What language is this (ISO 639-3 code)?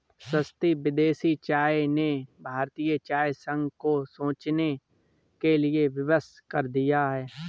hin